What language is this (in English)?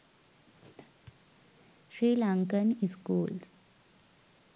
Sinhala